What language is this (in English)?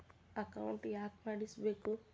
Kannada